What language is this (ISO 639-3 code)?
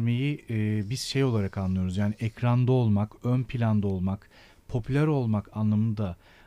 tur